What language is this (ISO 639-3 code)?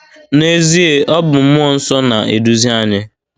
ibo